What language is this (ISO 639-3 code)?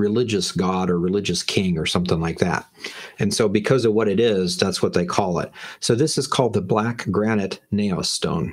eng